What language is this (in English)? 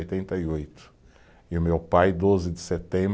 Portuguese